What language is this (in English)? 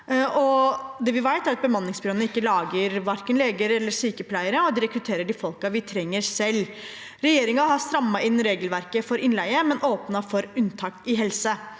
Norwegian